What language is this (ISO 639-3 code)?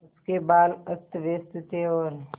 hin